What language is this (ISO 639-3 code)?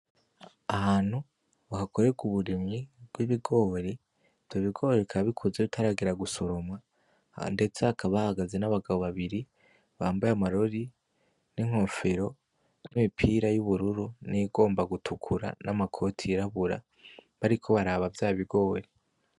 run